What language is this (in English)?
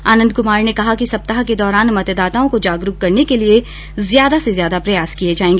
Hindi